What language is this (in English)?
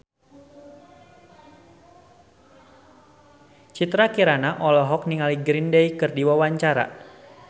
Sundanese